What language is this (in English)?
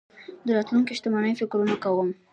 Pashto